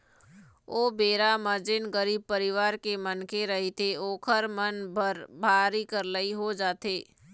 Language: Chhattisgarhi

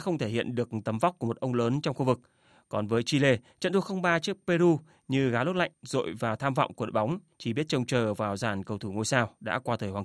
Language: Vietnamese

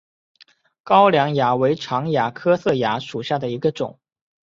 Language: Chinese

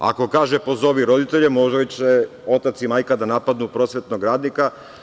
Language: Serbian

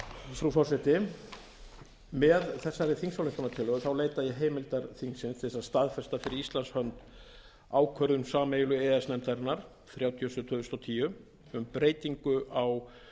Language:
Icelandic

